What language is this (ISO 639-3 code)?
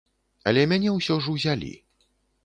bel